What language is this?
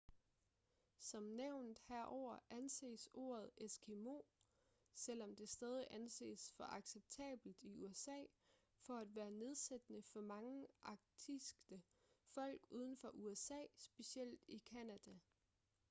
Danish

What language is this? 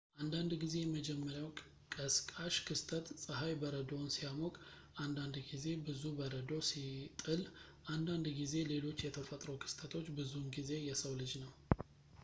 Amharic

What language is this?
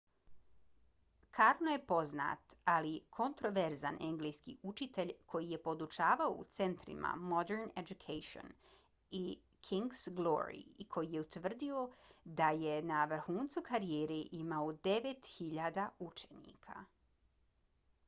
Bosnian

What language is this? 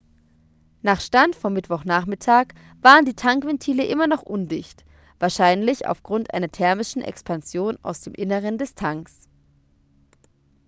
German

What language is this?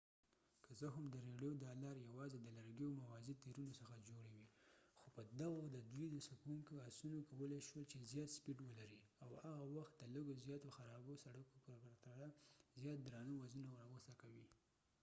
Pashto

